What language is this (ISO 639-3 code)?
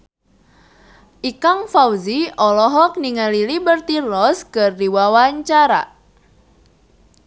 sun